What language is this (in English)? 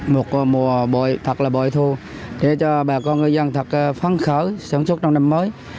Vietnamese